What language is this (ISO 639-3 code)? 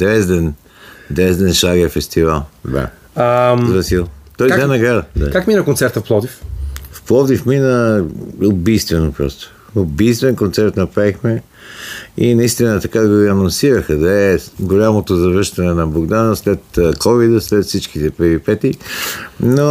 bul